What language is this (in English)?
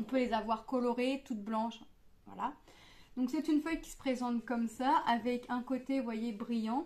French